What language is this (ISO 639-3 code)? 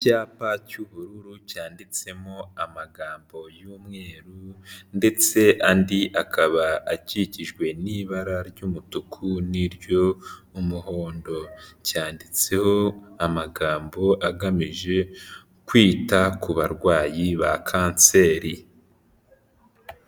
kin